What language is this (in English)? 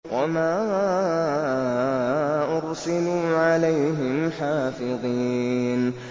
Arabic